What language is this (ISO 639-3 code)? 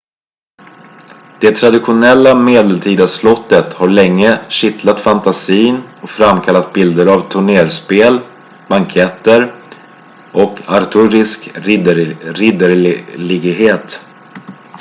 swe